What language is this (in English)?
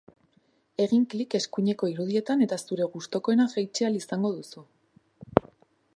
Basque